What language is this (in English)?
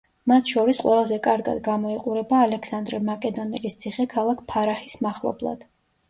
Georgian